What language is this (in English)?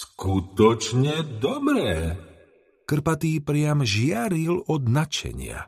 Slovak